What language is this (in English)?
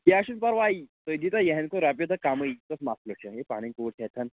Kashmiri